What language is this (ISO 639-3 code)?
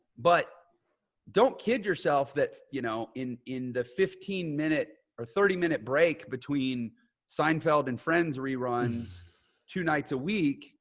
eng